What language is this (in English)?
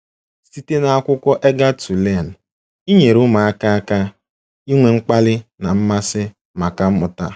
Igbo